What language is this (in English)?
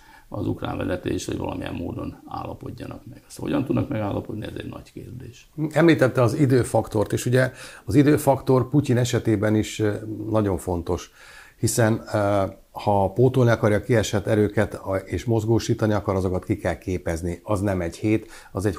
Hungarian